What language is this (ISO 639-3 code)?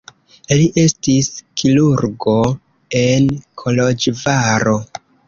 epo